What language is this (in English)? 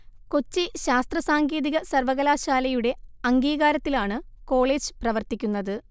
Malayalam